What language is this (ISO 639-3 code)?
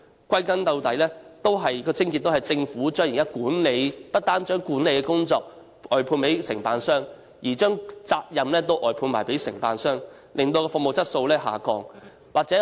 yue